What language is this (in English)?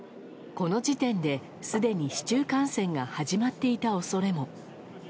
Japanese